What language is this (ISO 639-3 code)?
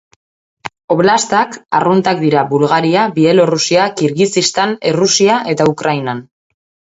eus